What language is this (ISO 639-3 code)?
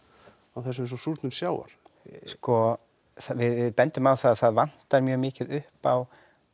isl